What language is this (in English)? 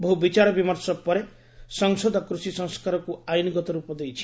Odia